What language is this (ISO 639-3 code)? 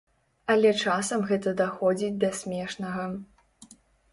bel